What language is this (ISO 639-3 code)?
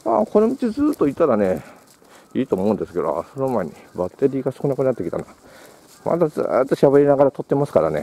jpn